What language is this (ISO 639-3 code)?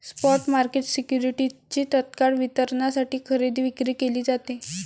mar